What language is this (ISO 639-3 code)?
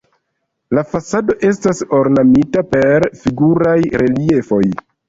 epo